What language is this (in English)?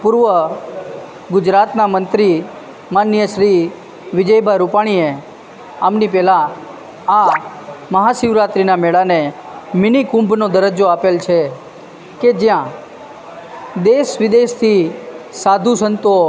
Gujarati